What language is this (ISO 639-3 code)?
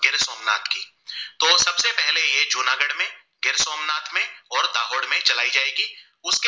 guj